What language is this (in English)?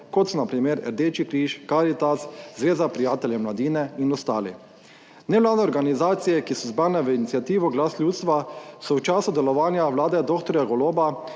Slovenian